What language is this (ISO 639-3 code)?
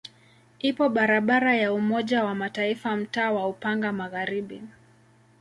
swa